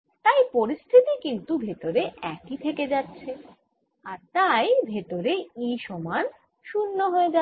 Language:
Bangla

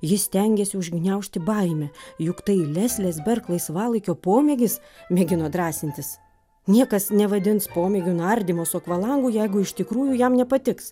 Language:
Lithuanian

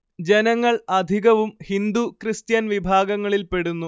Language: Malayalam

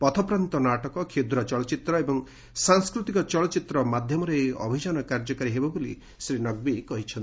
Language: Odia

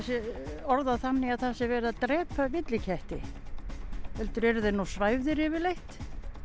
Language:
Icelandic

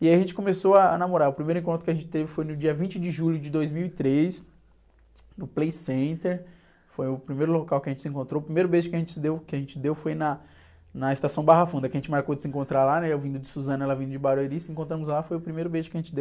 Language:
Portuguese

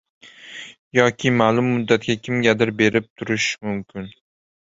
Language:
Uzbek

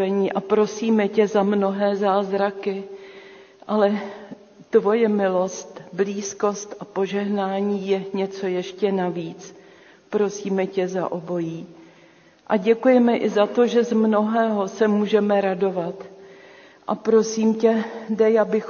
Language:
Czech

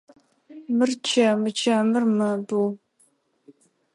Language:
Adyghe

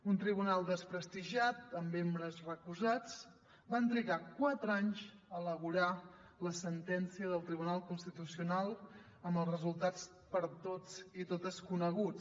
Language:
Catalan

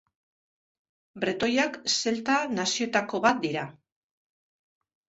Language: Basque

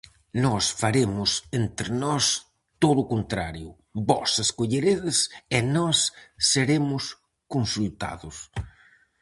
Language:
Galician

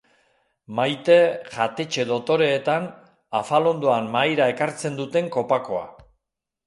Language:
Basque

